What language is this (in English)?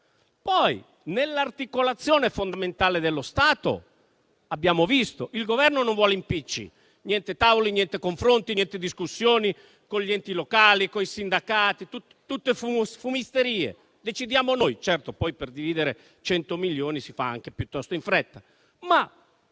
Italian